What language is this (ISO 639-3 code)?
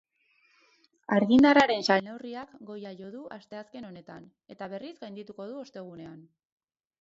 eus